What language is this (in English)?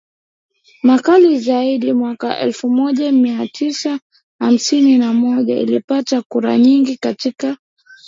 Swahili